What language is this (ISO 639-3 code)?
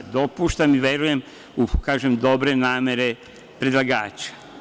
srp